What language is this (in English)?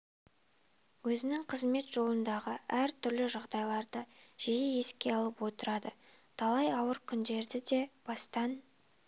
Kazakh